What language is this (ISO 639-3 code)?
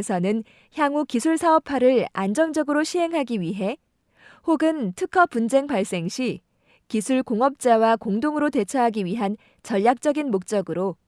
kor